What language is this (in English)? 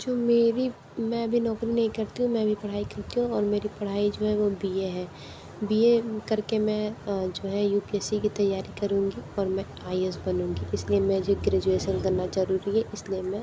Hindi